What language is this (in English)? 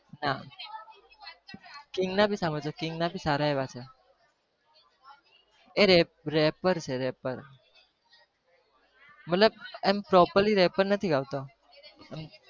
Gujarati